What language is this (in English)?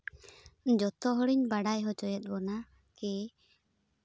Santali